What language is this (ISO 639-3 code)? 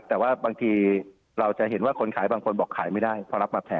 tha